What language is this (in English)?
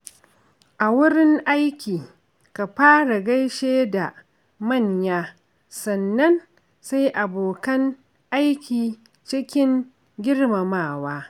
Hausa